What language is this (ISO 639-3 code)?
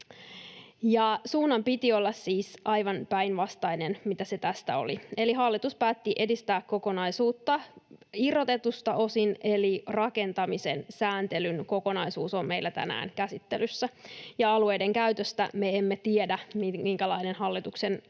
fin